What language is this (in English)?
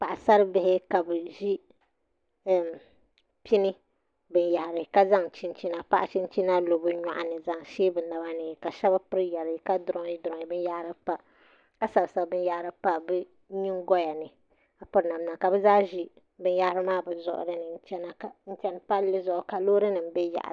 Dagbani